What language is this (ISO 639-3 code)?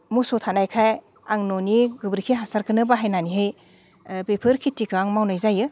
brx